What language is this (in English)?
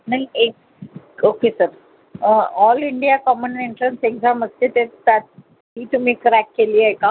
Marathi